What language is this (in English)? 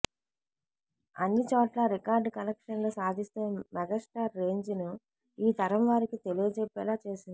Telugu